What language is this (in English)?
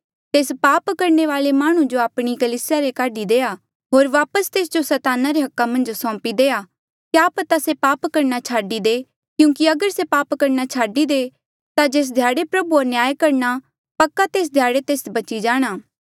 Mandeali